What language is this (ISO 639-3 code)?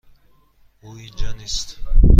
fas